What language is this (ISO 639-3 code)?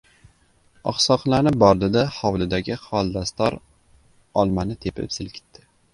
uzb